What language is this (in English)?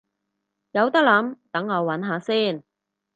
Cantonese